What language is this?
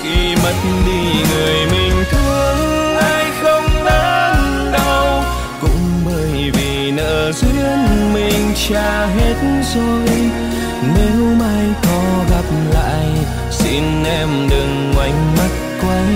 Vietnamese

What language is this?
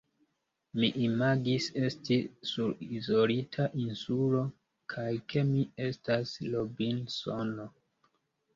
Esperanto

